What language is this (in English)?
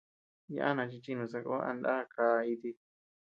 Tepeuxila Cuicatec